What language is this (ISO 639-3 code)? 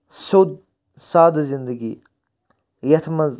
kas